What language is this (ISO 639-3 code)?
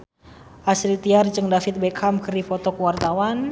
sun